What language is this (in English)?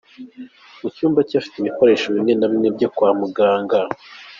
Kinyarwanda